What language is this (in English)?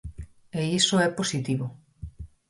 Galician